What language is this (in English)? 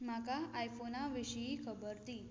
Konkani